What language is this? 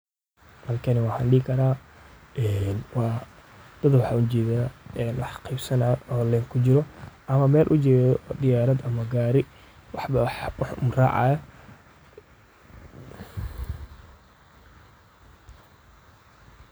Somali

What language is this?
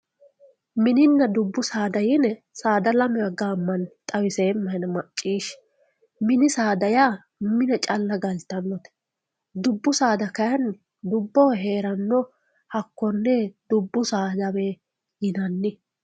Sidamo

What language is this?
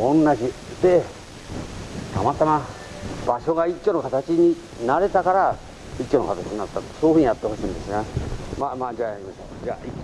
Japanese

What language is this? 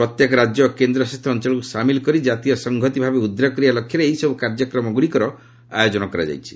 Odia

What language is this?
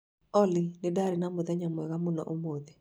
Kikuyu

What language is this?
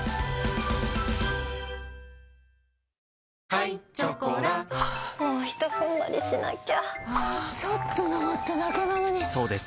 Japanese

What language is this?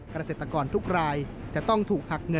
Thai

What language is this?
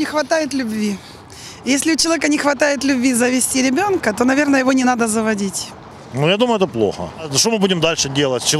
Russian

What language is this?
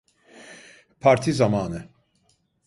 Turkish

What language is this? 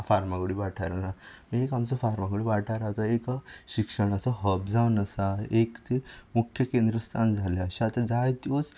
Konkani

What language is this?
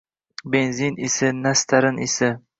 Uzbek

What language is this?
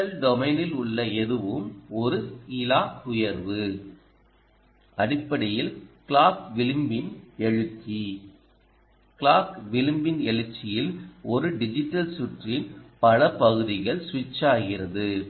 Tamil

